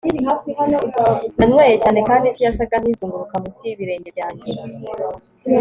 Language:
Kinyarwanda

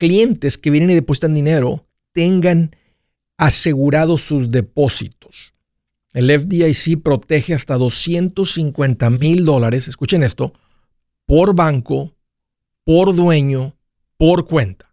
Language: Spanish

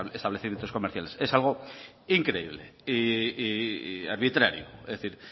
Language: Spanish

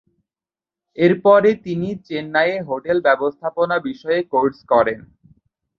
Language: Bangla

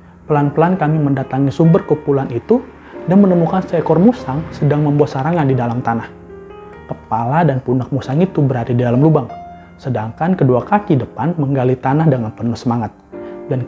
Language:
Indonesian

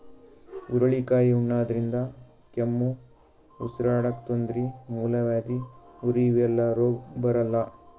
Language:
Kannada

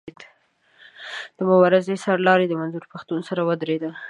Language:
Pashto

